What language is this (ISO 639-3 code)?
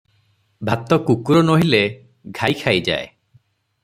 ori